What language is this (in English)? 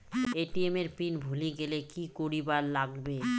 Bangla